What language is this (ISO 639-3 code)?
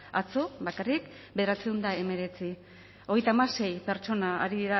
eus